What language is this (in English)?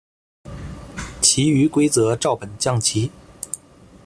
Chinese